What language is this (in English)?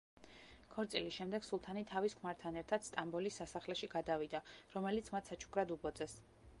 Georgian